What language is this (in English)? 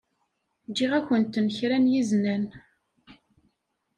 Kabyle